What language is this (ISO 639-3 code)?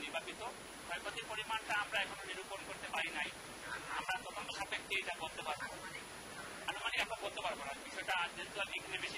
fra